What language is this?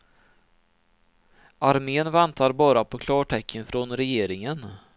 Swedish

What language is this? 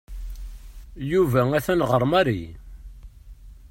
Kabyle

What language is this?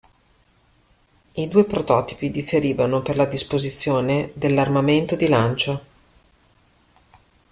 Italian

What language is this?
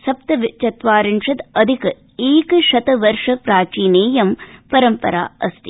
Sanskrit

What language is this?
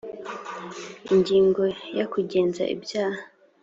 Kinyarwanda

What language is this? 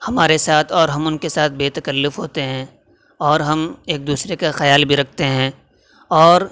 Urdu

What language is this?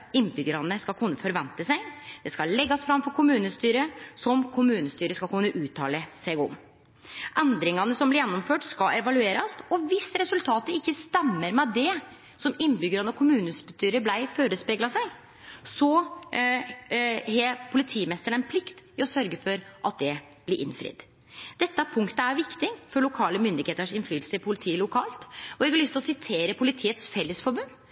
Norwegian Nynorsk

